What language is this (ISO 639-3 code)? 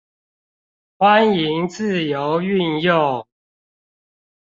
zho